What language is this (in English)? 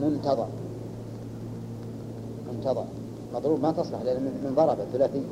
Arabic